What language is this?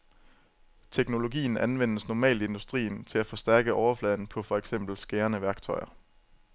Danish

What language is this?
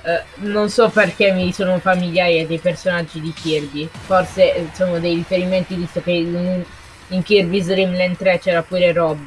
Italian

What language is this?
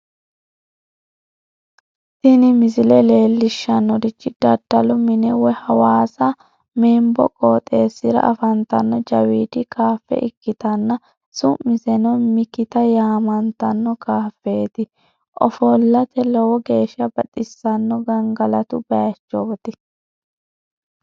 Sidamo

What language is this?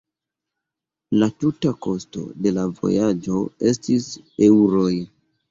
Esperanto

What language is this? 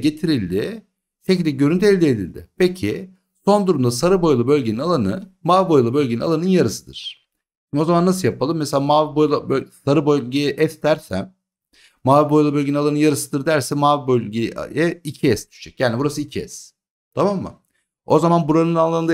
Turkish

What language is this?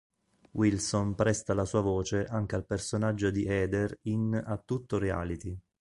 Italian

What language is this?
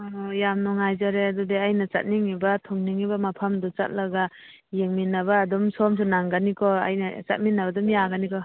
Manipuri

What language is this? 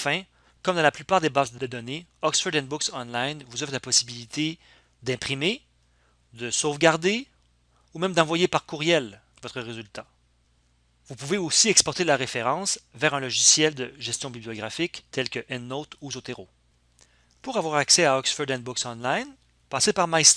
French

